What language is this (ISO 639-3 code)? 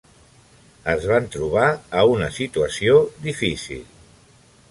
cat